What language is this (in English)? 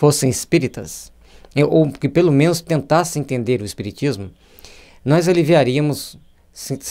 Portuguese